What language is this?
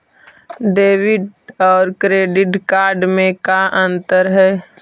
Magahi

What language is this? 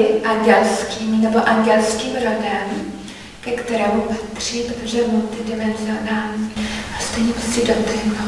Czech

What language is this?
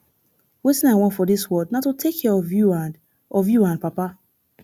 Nigerian Pidgin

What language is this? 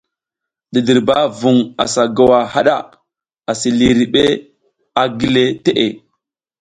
South Giziga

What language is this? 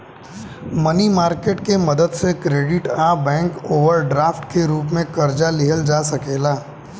Bhojpuri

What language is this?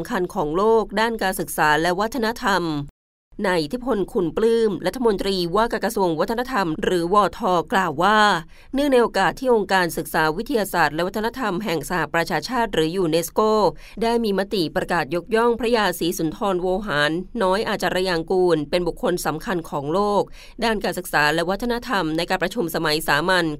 Thai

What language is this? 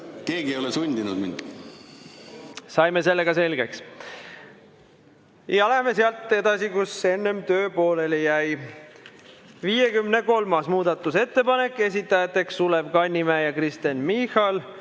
Estonian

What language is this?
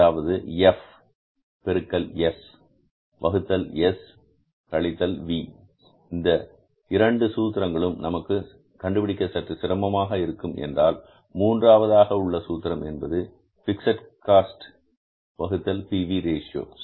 Tamil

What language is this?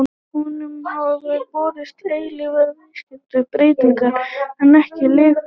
Icelandic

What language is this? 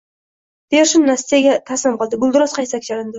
Uzbek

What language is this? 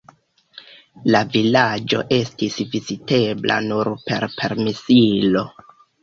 Esperanto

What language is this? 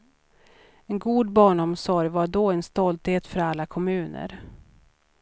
Swedish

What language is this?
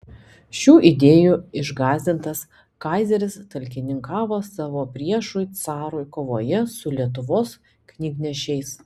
Lithuanian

